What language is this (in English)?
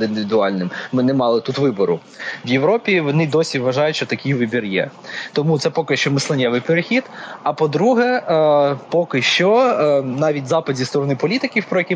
Ukrainian